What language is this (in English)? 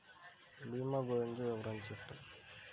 Telugu